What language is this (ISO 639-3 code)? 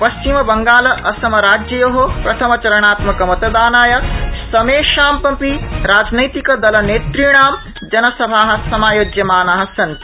san